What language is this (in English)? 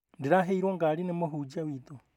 Kikuyu